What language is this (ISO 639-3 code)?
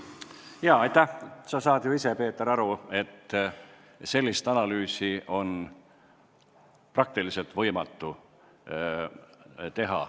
est